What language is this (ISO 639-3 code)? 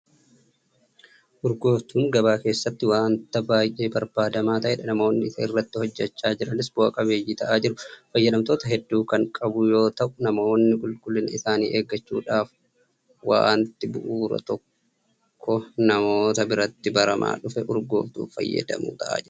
orm